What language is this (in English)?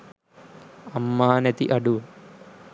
Sinhala